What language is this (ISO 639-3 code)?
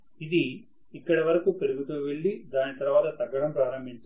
tel